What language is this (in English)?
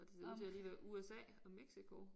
Danish